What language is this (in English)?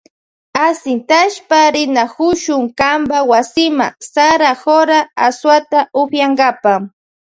Loja Highland Quichua